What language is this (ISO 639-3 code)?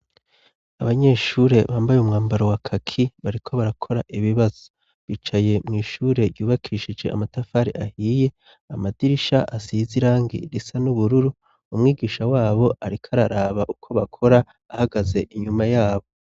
run